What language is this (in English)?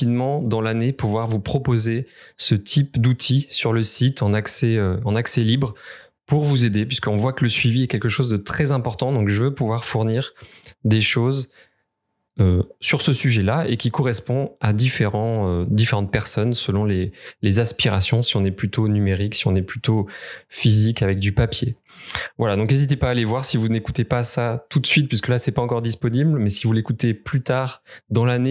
French